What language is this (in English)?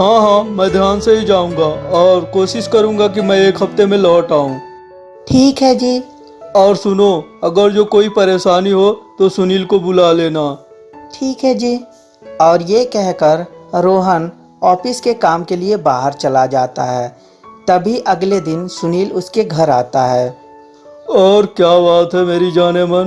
Hindi